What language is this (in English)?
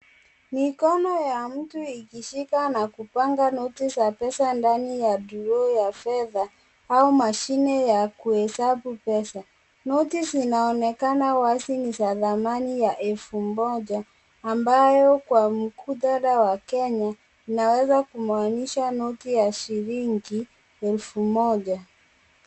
Swahili